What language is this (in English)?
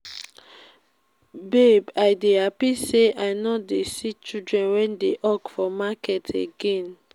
Nigerian Pidgin